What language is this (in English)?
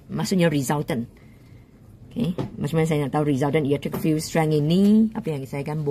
Malay